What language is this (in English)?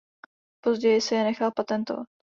Czech